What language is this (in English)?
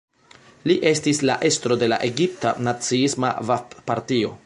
Esperanto